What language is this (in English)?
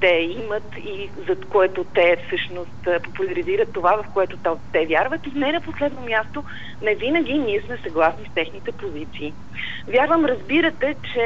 Bulgarian